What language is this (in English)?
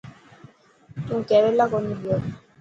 Dhatki